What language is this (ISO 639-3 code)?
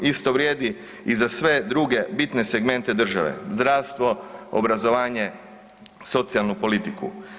hrv